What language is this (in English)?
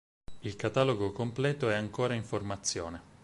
Italian